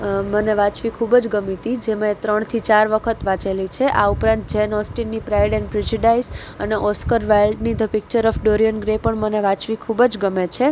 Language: Gujarati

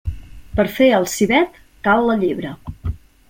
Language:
Catalan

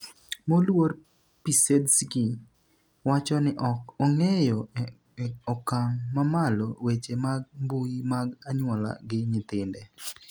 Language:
Luo (Kenya and Tanzania)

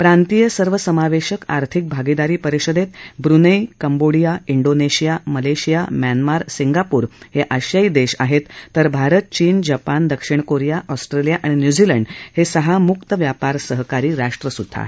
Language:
Marathi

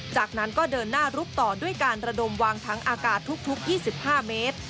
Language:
Thai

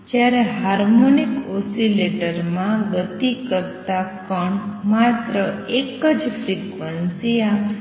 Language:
Gujarati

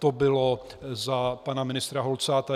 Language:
Czech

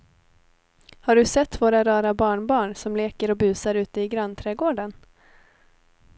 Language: Swedish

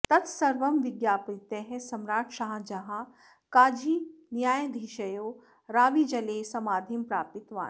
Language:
Sanskrit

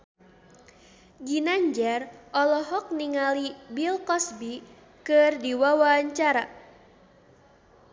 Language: Sundanese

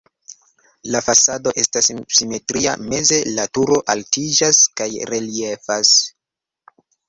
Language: Esperanto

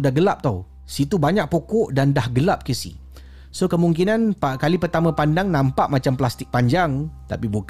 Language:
Malay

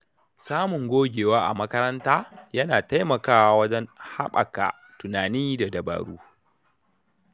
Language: Hausa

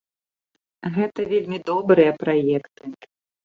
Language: Belarusian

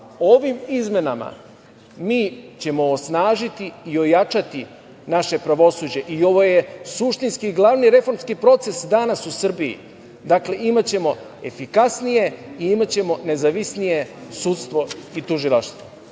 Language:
Serbian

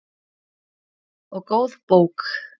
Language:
Icelandic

